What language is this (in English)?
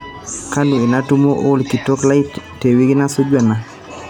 Masai